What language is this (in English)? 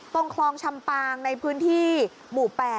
Thai